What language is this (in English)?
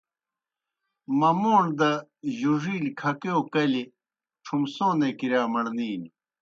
Kohistani Shina